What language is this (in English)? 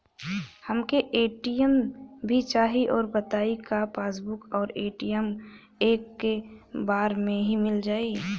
Bhojpuri